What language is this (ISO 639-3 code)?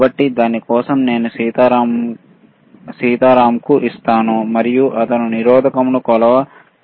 tel